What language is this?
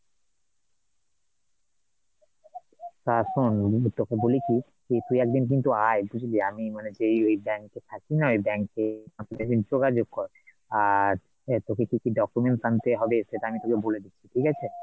Bangla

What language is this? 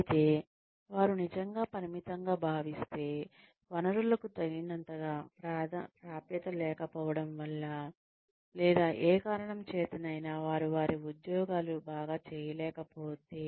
Telugu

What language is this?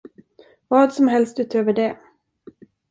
Swedish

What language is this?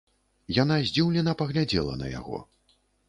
Belarusian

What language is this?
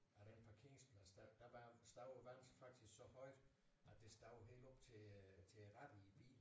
Danish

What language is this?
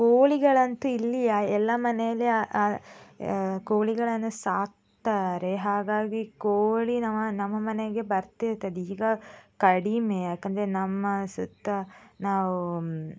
Kannada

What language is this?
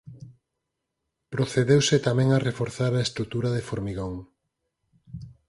Galician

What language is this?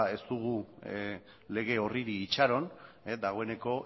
Basque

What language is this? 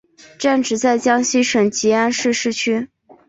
Chinese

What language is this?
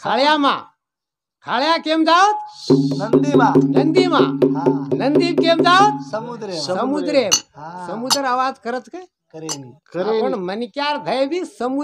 Arabic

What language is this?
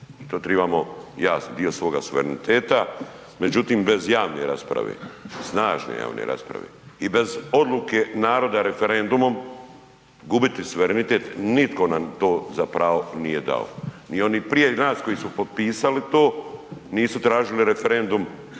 Croatian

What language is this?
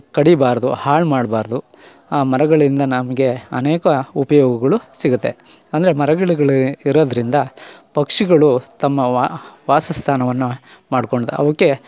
Kannada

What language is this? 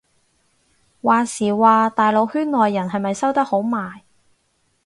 Cantonese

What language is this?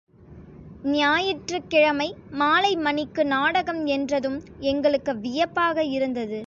Tamil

